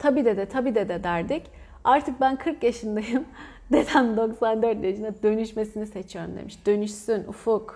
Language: Turkish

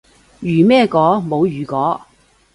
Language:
Cantonese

